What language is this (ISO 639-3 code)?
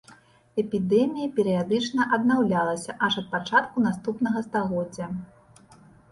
bel